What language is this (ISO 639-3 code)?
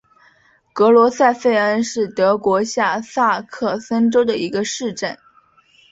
zho